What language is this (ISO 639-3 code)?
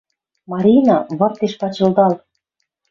mrj